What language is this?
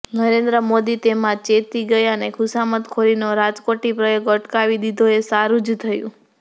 Gujarati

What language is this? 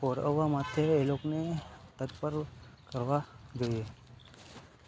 Gujarati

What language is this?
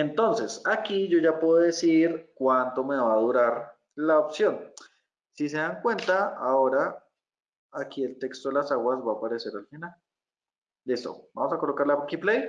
Spanish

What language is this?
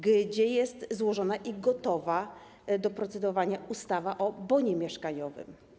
Polish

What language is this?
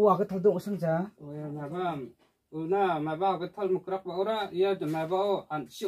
Korean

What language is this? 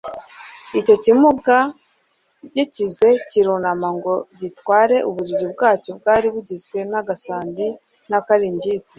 Kinyarwanda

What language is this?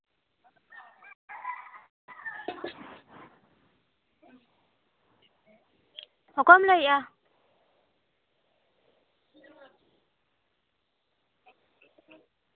Santali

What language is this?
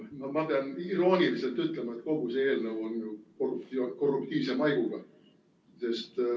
Estonian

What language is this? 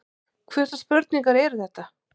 Icelandic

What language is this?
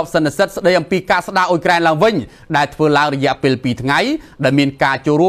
Thai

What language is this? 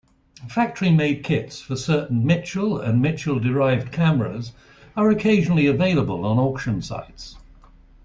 English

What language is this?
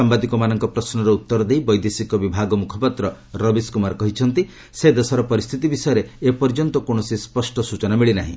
Odia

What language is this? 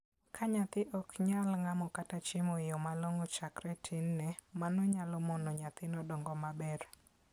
Luo (Kenya and Tanzania)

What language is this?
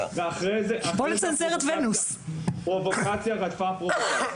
Hebrew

